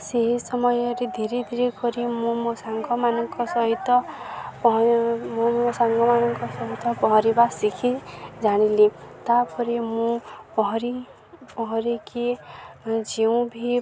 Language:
Odia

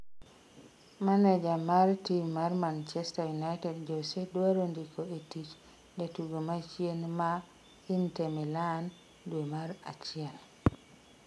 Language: Luo (Kenya and Tanzania)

